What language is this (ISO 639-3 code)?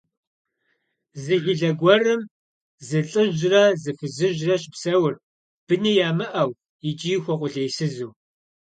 kbd